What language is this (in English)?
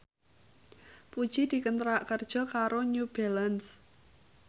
Javanese